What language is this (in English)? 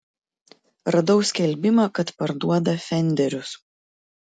Lithuanian